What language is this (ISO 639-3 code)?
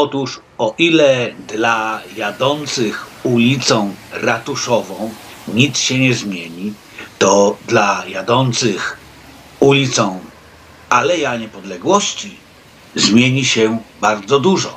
pol